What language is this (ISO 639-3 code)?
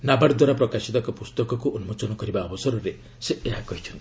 ori